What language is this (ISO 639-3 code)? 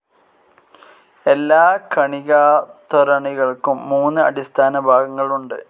mal